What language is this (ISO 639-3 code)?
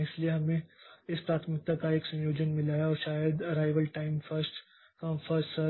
hin